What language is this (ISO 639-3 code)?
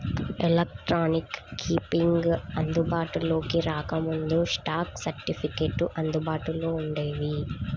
tel